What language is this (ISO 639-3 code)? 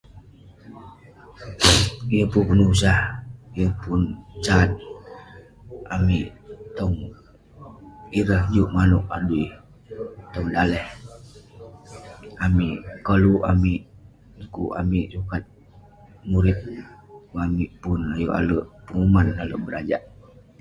pne